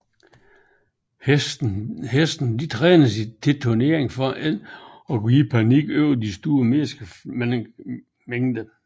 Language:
Danish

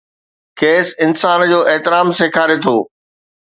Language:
Sindhi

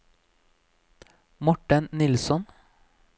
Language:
Norwegian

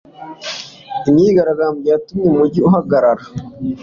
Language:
Kinyarwanda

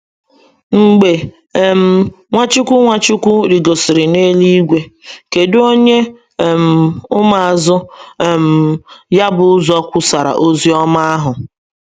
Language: Igbo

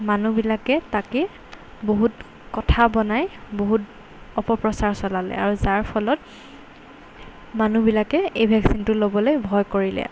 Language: Assamese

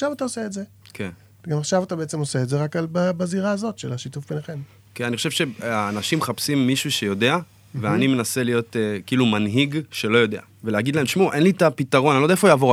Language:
Hebrew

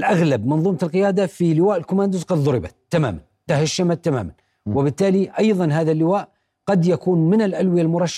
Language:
Arabic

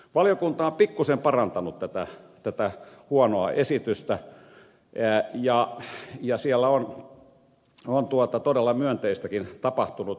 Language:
Finnish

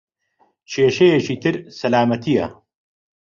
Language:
Central Kurdish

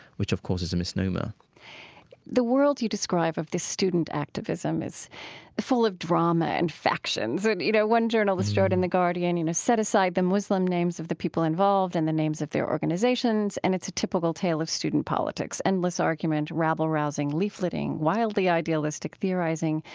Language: English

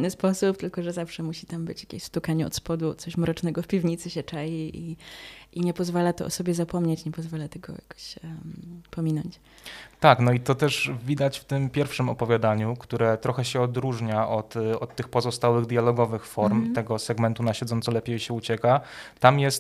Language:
Polish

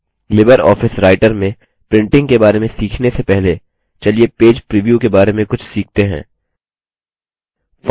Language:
Hindi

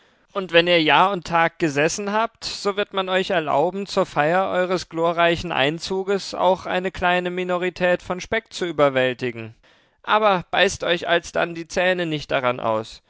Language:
German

